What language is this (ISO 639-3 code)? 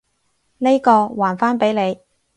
yue